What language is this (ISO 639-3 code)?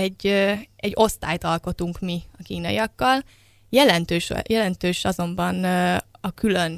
hun